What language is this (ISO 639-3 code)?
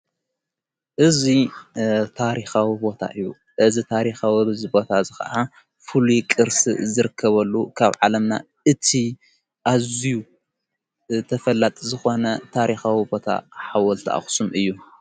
tir